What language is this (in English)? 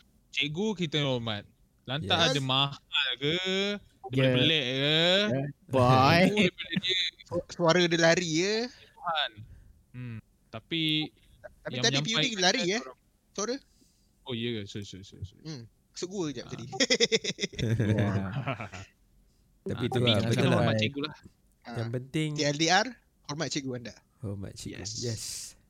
Malay